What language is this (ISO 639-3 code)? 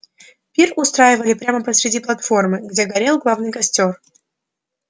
rus